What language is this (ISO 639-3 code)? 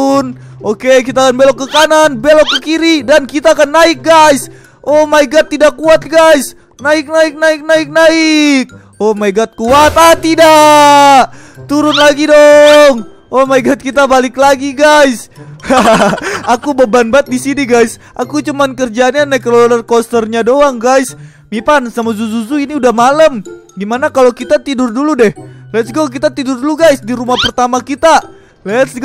ind